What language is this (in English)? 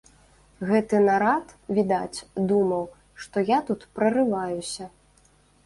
Belarusian